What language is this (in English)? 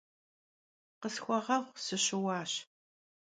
Kabardian